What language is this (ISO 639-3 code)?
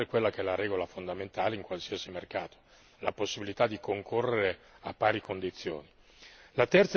ita